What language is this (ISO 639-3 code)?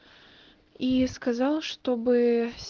rus